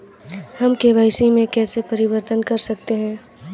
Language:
Hindi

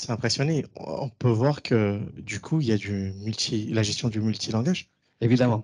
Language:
French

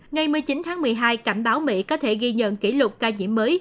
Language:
Vietnamese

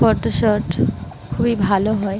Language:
Bangla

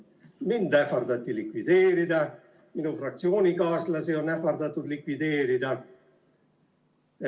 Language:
Estonian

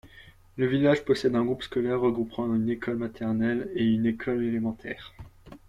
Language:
French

